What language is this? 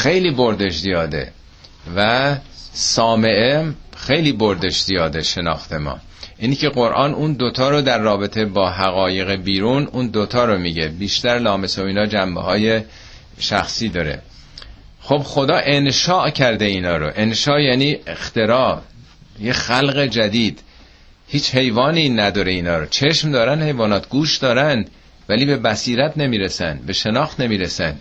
Persian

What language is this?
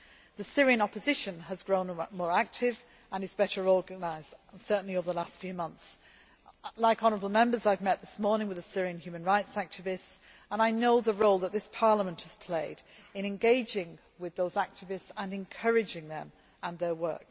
English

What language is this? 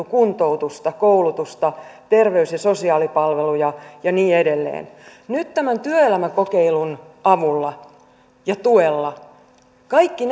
Finnish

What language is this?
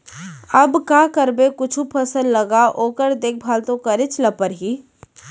Chhattisgarhi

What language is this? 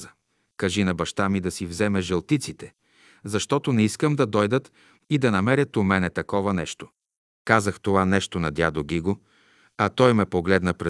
Bulgarian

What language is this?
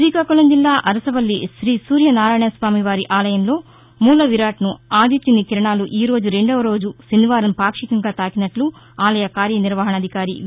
Telugu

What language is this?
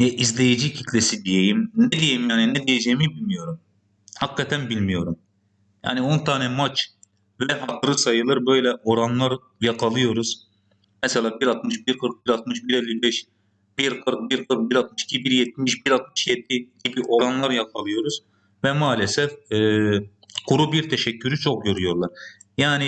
Turkish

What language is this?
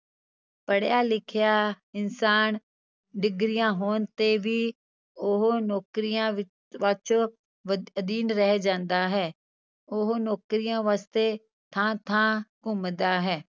Punjabi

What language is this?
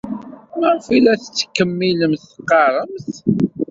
Kabyle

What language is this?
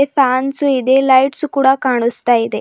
Kannada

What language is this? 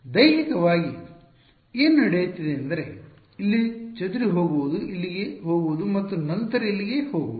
Kannada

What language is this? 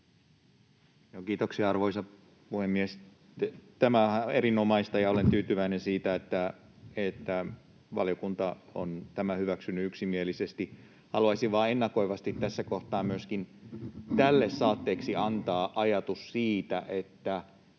Finnish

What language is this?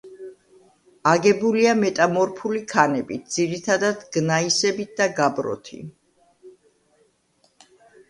Georgian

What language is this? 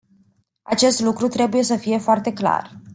Romanian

